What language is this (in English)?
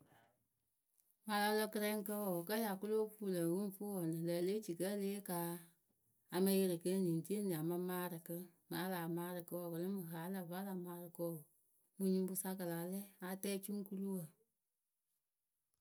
Akebu